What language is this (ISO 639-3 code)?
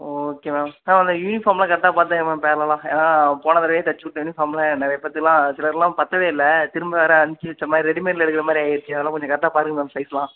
tam